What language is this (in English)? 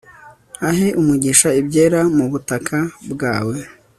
Kinyarwanda